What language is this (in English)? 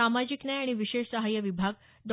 Marathi